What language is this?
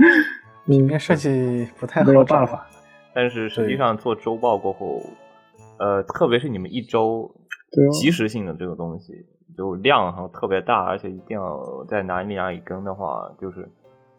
Chinese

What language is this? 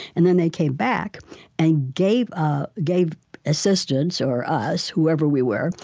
English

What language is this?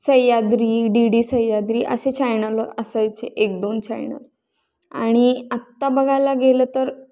Marathi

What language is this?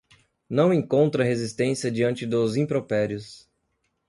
Portuguese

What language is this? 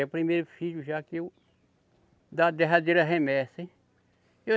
Portuguese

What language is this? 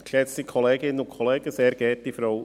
Swiss German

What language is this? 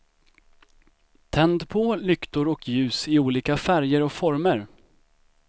Swedish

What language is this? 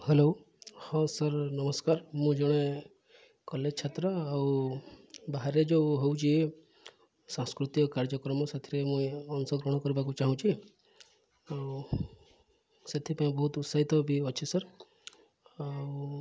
Odia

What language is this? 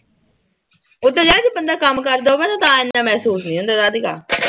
Punjabi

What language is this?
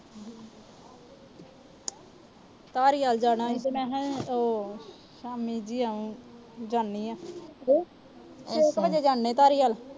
Punjabi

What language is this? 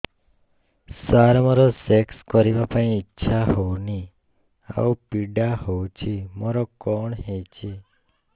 Odia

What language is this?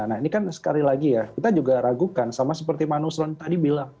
Indonesian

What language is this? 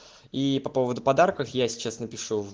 Russian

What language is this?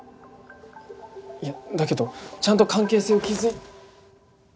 Japanese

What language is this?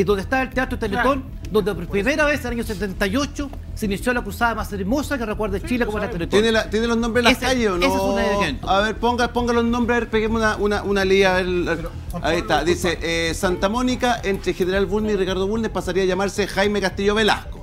Spanish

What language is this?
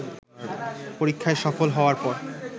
Bangla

